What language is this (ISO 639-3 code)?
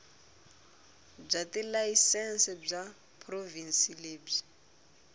tso